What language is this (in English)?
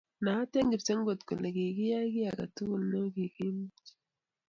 Kalenjin